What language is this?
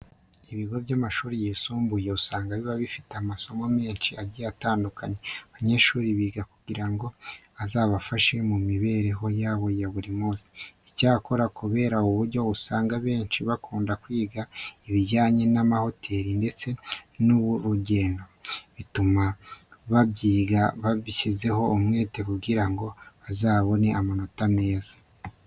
Kinyarwanda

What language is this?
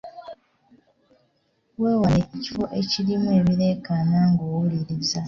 Ganda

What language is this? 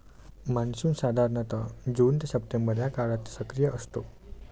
Marathi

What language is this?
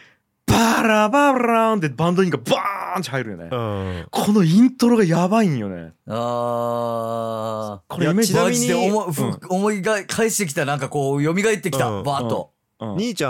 Japanese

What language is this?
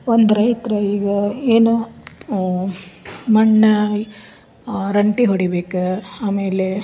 Kannada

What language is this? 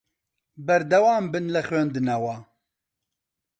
Central Kurdish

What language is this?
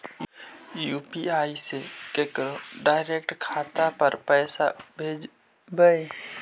Magahi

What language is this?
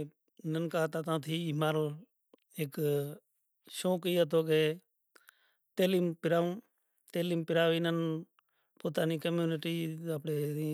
Kachi Koli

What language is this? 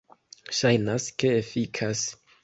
Esperanto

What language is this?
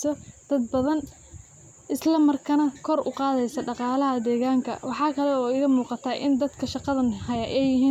Somali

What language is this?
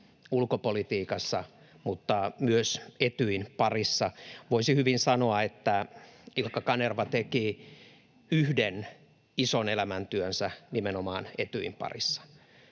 Finnish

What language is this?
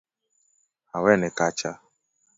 Luo (Kenya and Tanzania)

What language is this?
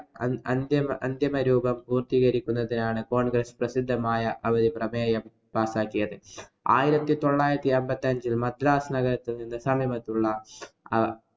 Malayalam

